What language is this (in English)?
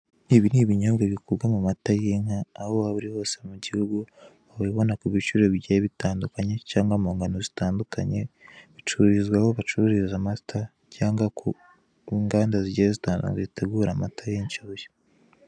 Kinyarwanda